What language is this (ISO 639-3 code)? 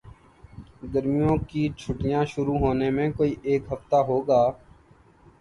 urd